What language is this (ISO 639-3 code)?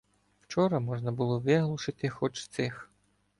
ukr